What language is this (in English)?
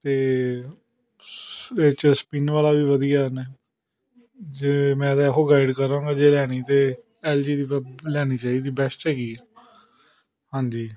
Punjabi